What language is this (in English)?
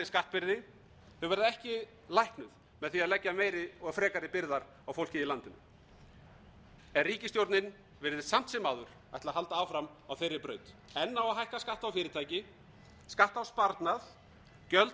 Icelandic